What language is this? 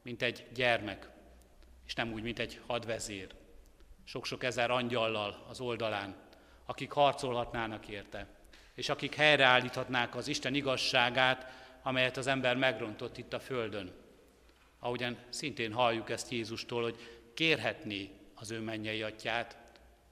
Hungarian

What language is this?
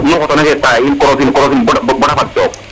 Serer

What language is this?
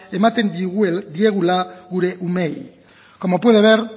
Basque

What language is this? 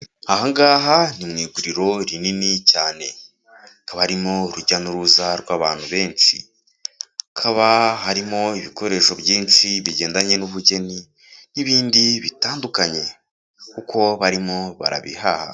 Kinyarwanda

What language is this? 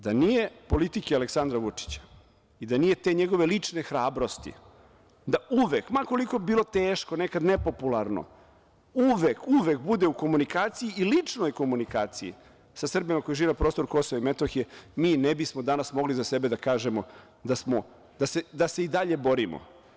Serbian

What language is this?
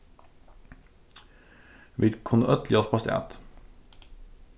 Faroese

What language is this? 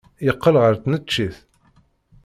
Kabyle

